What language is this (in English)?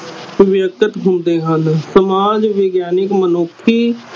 Punjabi